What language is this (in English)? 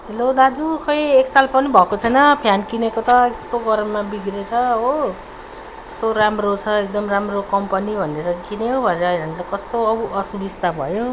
Nepali